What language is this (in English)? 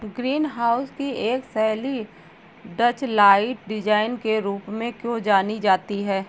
Hindi